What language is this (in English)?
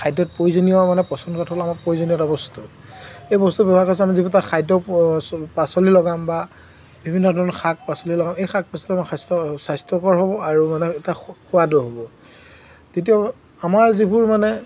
Assamese